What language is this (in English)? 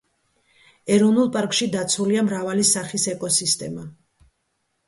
Georgian